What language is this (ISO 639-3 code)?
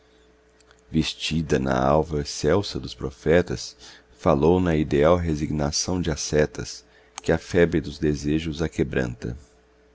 por